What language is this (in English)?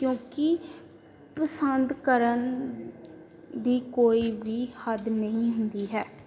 Punjabi